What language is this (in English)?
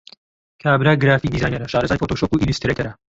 Central Kurdish